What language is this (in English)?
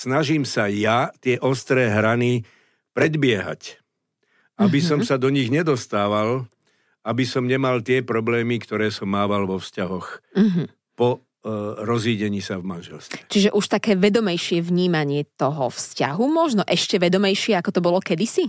Slovak